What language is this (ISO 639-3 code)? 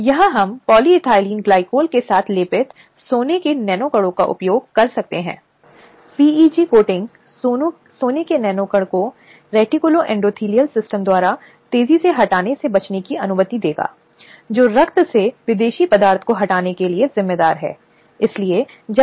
hin